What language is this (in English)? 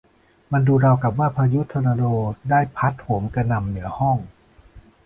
Thai